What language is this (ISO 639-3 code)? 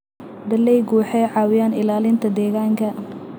som